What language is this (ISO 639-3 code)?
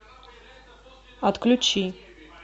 rus